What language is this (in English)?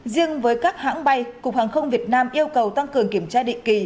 Vietnamese